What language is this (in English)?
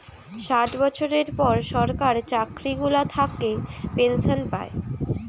Bangla